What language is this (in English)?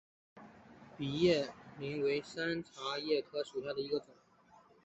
Chinese